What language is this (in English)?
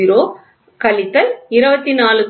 Tamil